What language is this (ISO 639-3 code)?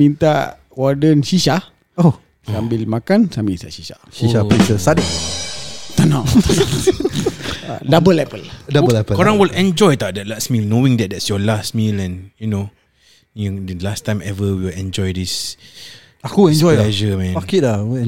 msa